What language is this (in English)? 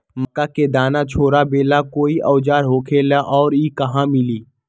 Magahi